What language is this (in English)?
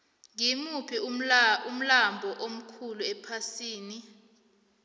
South Ndebele